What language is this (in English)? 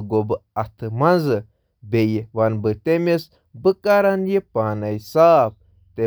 Kashmiri